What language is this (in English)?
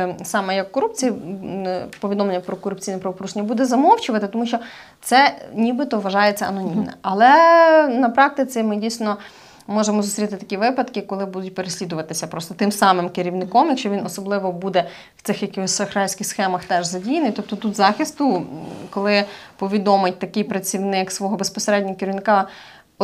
Ukrainian